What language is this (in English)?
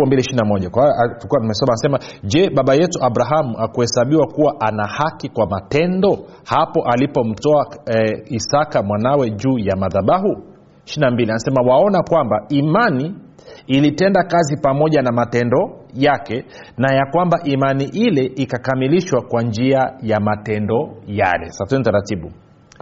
Swahili